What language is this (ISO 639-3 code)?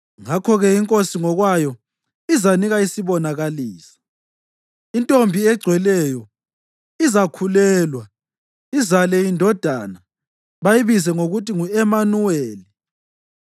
nde